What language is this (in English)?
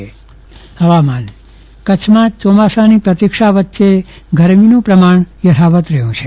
Gujarati